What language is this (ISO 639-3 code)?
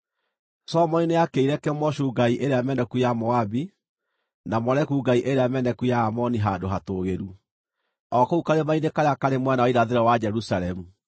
kik